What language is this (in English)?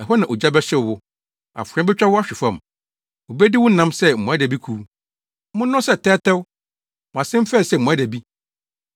Akan